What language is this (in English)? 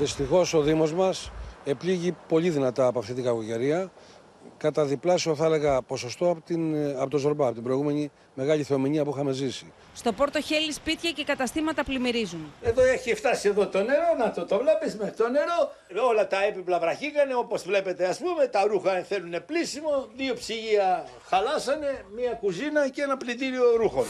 Greek